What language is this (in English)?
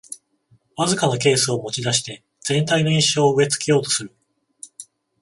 Japanese